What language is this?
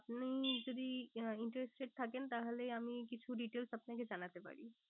Bangla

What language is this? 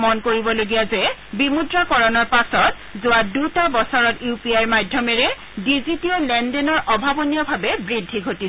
Assamese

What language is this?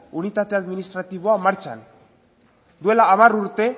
Basque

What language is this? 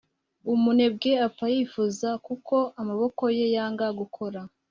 Kinyarwanda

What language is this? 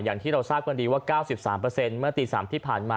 Thai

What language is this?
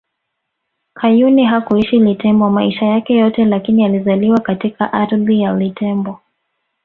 Swahili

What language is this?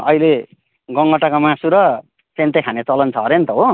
Nepali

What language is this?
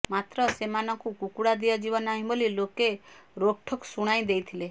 Odia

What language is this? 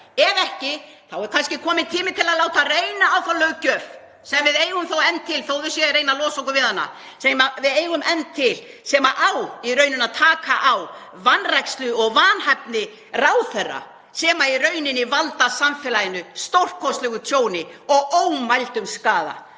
Icelandic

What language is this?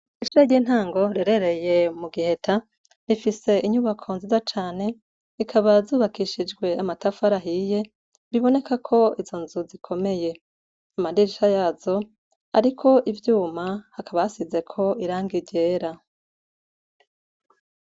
Rundi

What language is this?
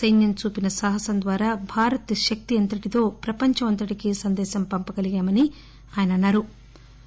Telugu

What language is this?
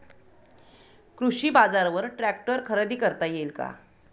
Marathi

